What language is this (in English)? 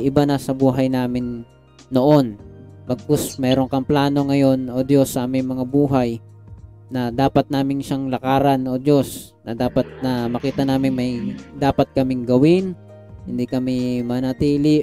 Filipino